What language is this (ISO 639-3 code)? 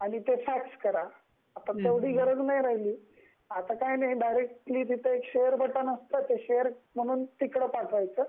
mar